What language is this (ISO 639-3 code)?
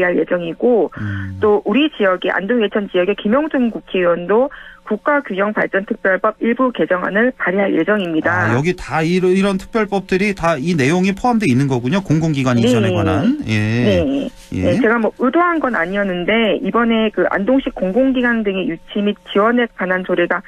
kor